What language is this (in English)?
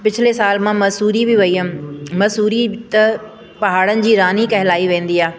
Sindhi